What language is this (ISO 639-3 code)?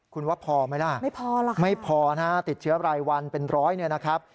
tha